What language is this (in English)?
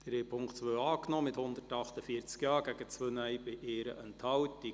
Swiss German